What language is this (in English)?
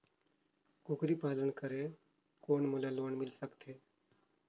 Chhattisgarhi